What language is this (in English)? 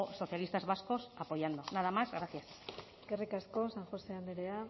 Basque